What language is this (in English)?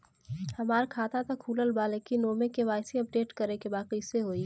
Bhojpuri